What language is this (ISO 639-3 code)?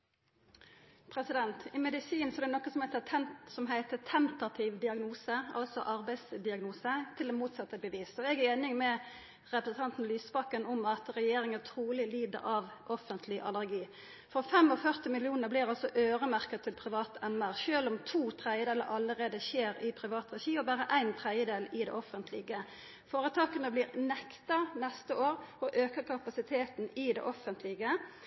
nno